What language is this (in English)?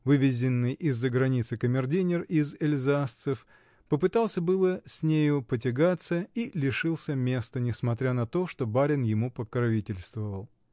Russian